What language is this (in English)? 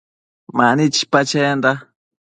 Matsés